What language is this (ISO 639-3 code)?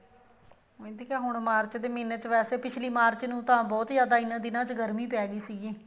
pan